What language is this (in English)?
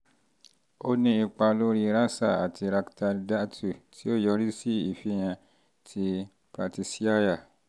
Yoruba